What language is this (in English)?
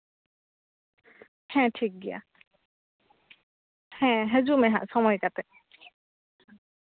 Santali